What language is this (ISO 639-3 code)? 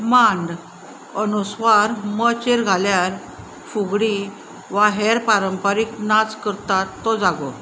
kok